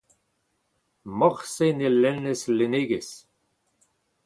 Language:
Breton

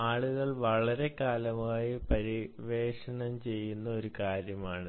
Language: Malayalam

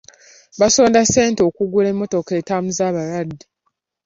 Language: Ganda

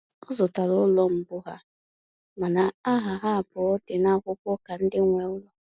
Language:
Igbo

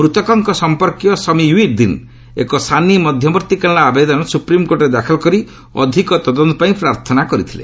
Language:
Odia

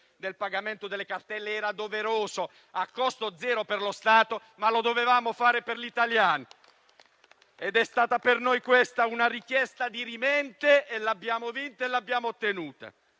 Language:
Italian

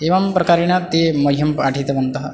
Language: Sanskrit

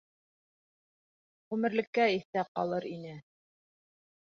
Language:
Bashkir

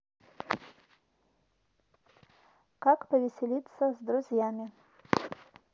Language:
Russian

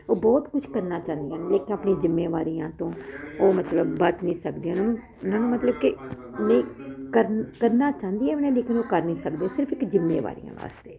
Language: Punjabi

